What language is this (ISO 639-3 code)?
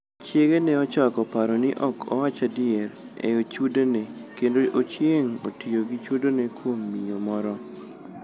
luo